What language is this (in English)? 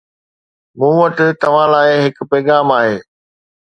Sindhi